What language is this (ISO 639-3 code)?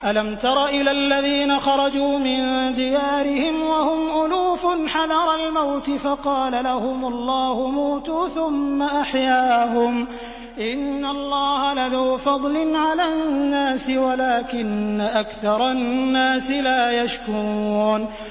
ara